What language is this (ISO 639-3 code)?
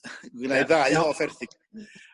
cym